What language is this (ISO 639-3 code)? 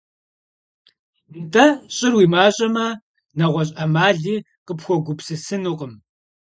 kbd